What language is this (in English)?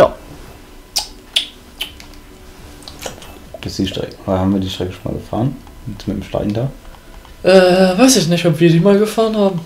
German